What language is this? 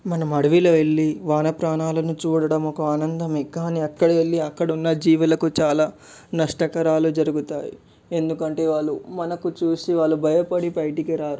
Telugu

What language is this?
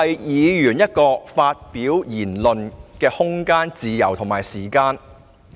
Cantonese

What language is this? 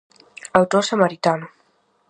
Galician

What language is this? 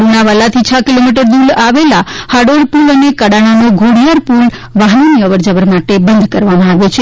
Gujarati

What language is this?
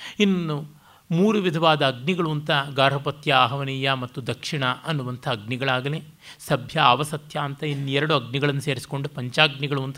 Kannada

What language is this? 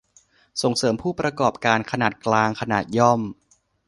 Thai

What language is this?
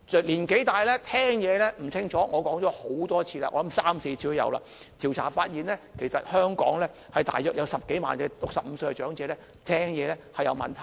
Cantonese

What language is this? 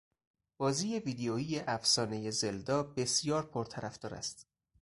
Persian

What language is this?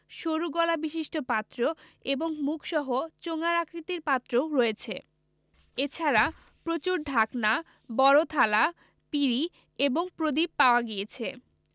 Bangla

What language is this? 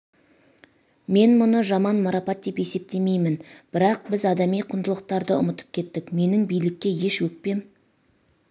Kazakh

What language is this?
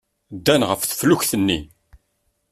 Kabyle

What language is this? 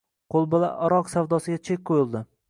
Uzbek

